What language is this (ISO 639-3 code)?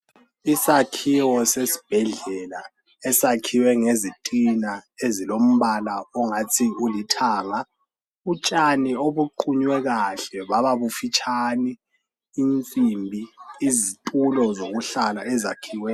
nde